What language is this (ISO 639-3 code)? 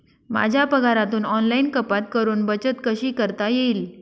mar